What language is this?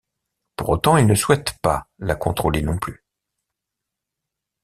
French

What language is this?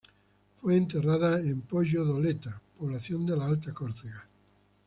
Spanish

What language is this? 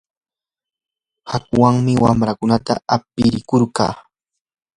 Yanahuanca Pasco Quechua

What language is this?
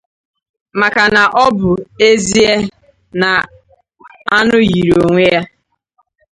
Igbo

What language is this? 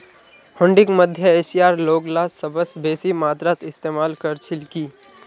Magahi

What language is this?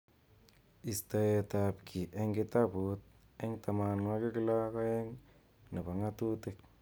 Kalenjin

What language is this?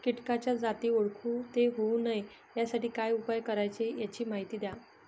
Marathi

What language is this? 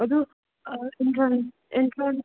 Manipuri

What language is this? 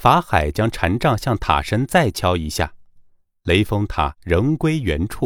Chinese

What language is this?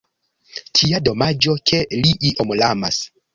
Esperanto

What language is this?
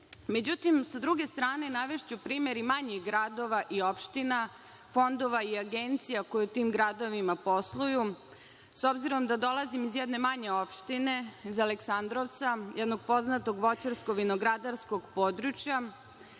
Serbian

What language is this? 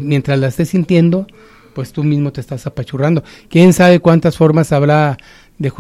Spanish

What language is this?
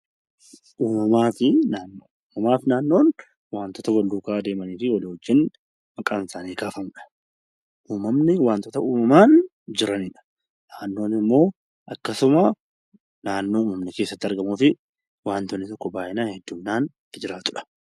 Oromo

